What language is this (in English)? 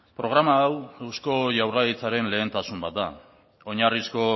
Basque